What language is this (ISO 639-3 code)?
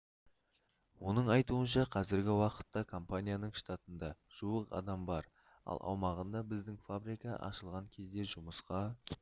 kaz